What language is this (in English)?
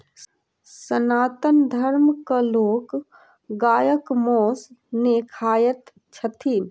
Maithili